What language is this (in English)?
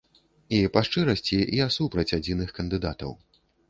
Belarusian